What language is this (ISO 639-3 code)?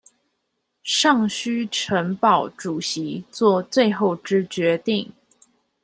zho